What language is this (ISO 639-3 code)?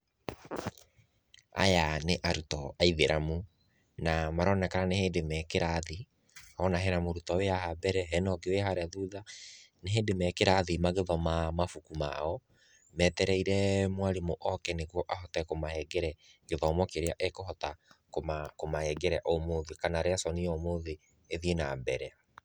kik